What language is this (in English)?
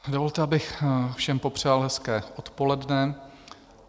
Czech